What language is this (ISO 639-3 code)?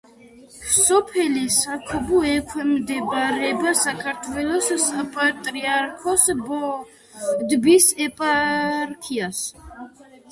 kat